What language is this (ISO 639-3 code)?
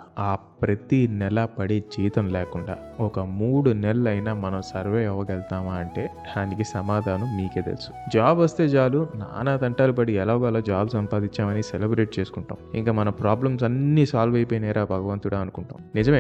tel